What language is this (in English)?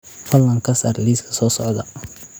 Somali